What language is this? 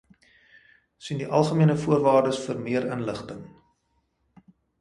Afrikaans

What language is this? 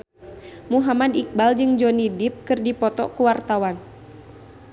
Sundanese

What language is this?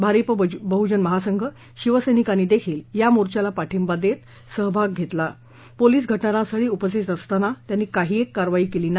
Marathi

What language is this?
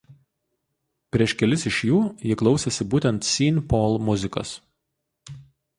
Lithuanian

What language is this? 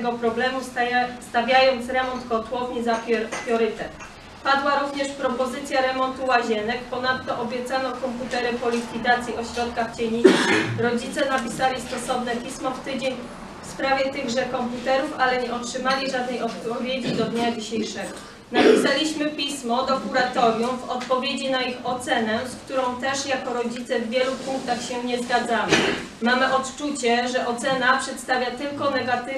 Polish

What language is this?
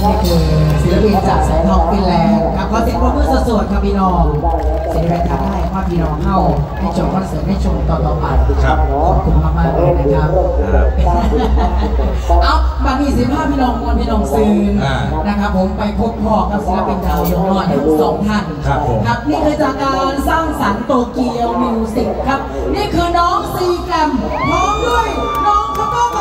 Thai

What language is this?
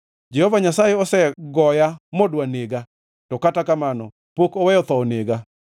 Luo (Kenya and Tanzania)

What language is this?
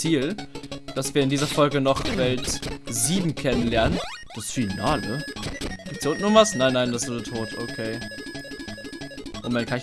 German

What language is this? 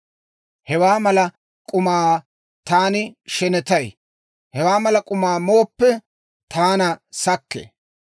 Dawro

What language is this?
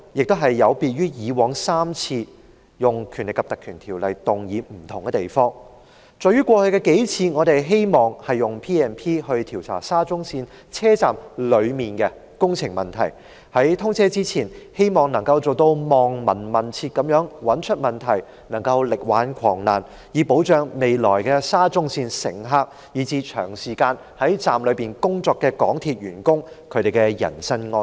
Cantonese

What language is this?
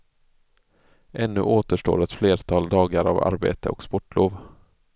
Swedish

